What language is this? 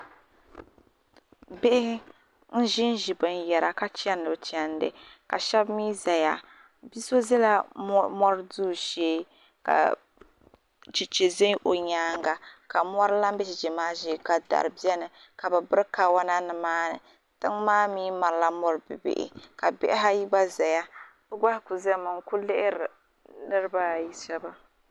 Dagbani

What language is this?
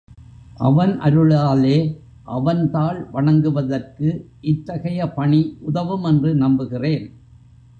Tamil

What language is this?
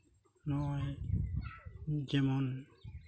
Santali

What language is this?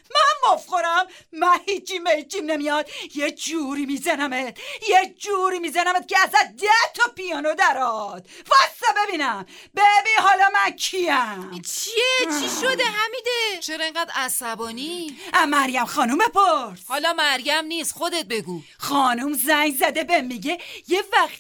Persian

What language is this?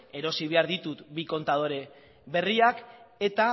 Basque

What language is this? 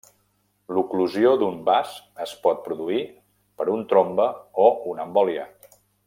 Catalan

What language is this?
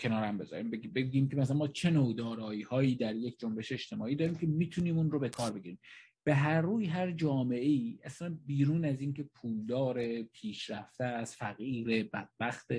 Persian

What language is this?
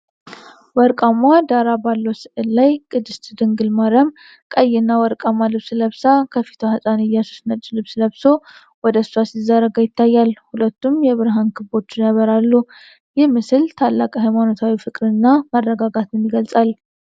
Amharic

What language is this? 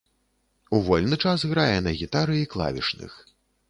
Belarusian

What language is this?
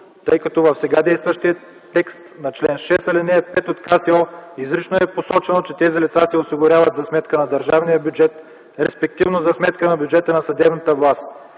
Bulgarian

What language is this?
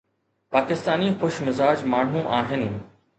Sindhi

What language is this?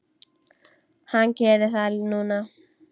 Icelandic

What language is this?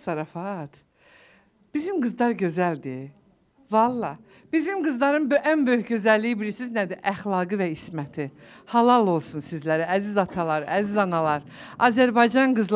Turkish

